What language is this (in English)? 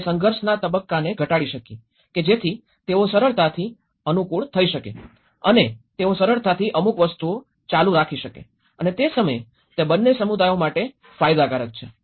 Gujarati